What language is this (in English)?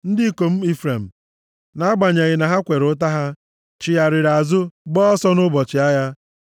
Igbo